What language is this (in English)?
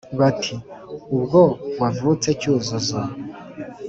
Kinyarwanda